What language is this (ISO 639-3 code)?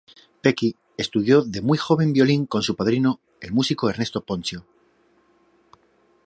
spa